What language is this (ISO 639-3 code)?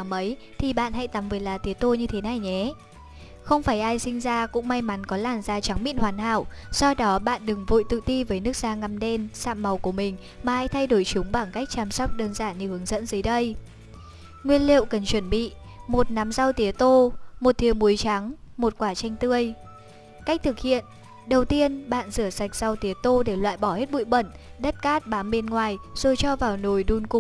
vie